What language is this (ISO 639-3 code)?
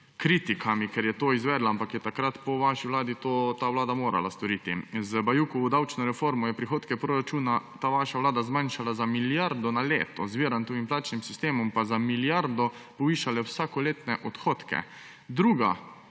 slv